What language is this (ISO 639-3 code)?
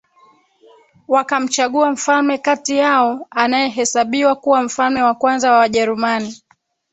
swa